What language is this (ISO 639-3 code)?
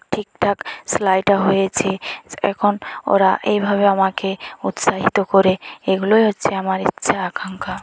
ben